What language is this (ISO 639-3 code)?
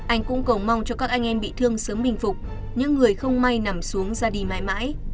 vie